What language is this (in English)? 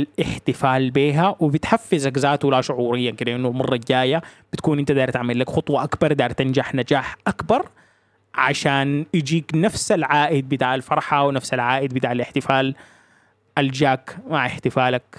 Arabic